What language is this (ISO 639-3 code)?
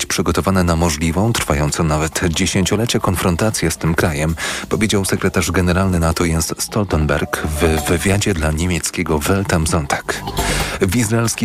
pol